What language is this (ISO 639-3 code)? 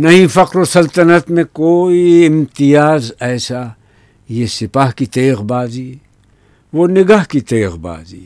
urd